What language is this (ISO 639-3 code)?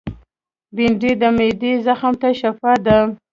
pus